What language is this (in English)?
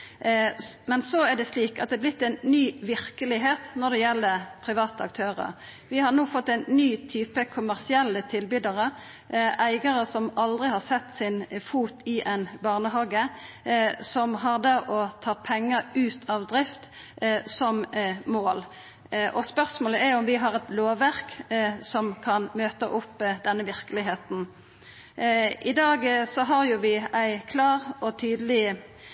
Norwegian Nynorsk